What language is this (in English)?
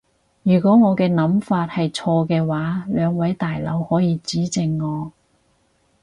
Cantonese